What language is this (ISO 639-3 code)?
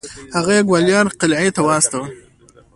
pus